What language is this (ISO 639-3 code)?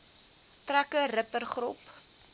afr